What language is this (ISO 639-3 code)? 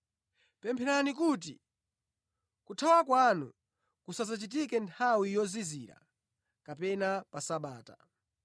nya